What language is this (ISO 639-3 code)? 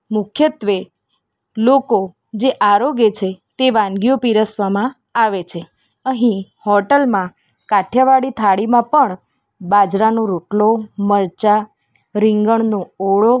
guj